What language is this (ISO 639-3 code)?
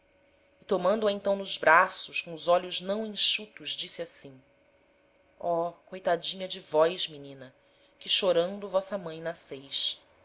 por